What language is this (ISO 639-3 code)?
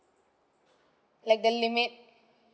eng